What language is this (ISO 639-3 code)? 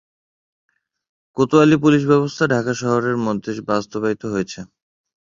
ben